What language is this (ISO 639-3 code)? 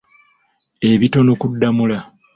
lug